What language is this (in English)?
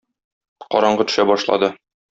Tatar